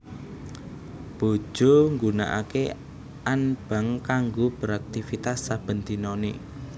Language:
Javanese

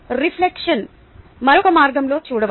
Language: Telugu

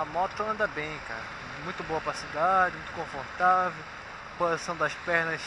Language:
Portuguese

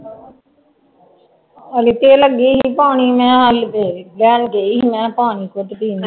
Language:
Punjabi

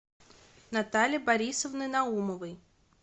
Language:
Russian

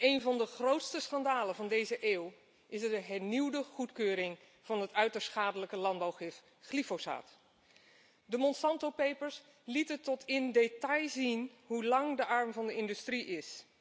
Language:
Dutch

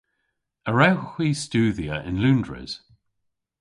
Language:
Cornish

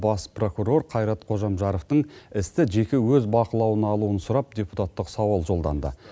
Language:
Kazakh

